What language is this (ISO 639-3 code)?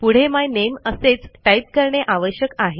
mar